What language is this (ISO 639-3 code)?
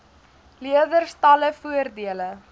afr